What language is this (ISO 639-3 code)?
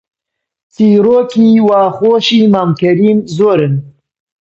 ckb